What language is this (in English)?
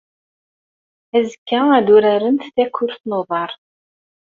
Kabyle